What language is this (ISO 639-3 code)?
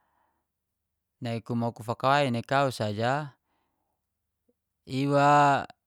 ges